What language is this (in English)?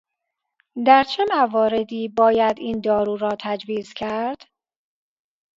Persian